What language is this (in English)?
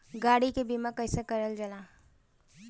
Bhojpuri